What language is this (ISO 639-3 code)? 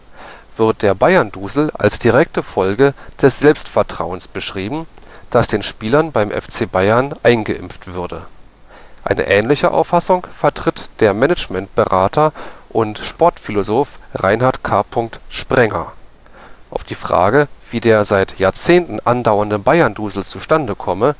deu